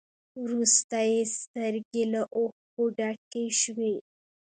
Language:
Pashto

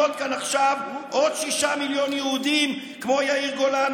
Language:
Hebrew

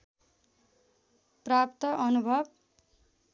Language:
Nepali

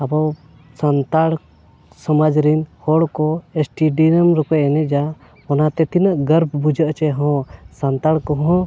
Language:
Santali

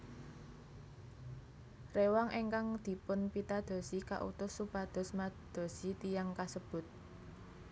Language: Javanese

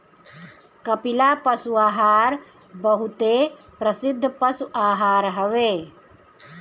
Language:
Bhojpuri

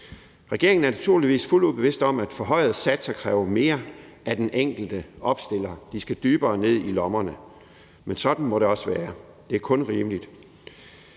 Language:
Danish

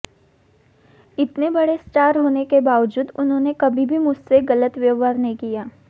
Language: Hindi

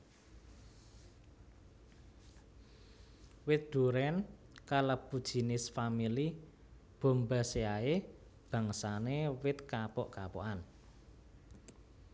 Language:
Javanese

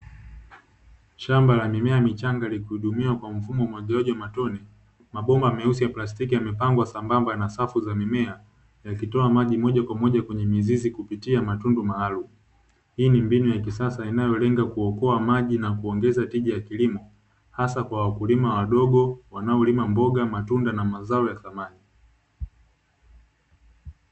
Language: Swahili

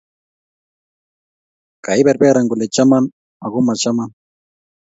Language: Kalenjin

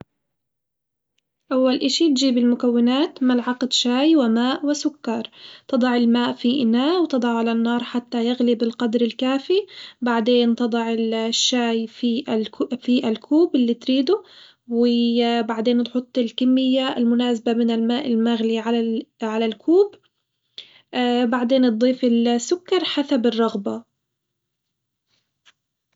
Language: Hijazi Arabic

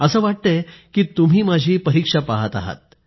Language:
Marathi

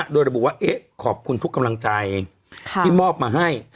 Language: Thai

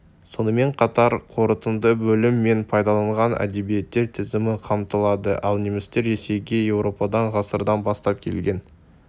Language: Kazakh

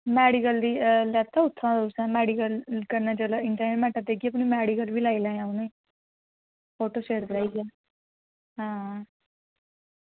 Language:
Dogri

